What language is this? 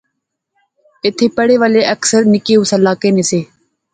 Pahari-Potwari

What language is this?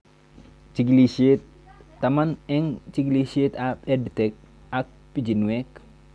Kalenjin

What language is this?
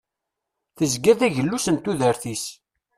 Kabyle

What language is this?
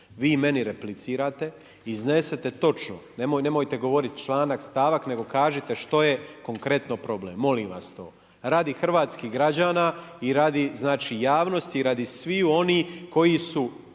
Croatian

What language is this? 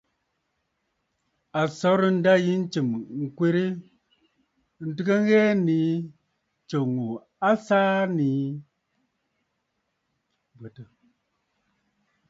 Bafut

